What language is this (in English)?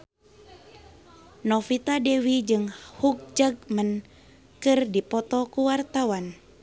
Sundanese